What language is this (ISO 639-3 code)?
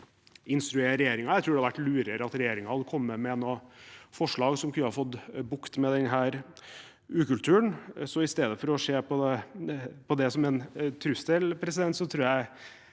nor